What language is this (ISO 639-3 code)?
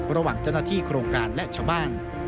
tha